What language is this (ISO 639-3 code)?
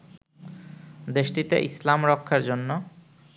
ben